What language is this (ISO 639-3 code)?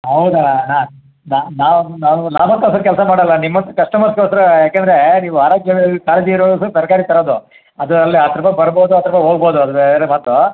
kan